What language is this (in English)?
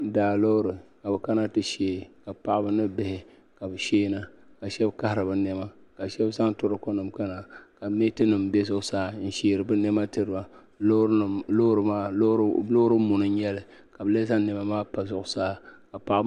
Dagbani